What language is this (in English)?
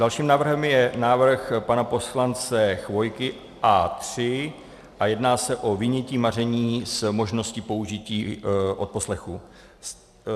Czech